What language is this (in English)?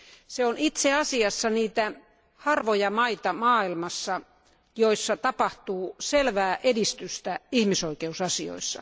Finnish